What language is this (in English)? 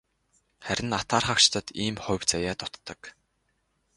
Mongolian